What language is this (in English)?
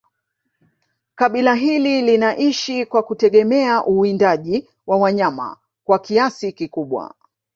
Swahili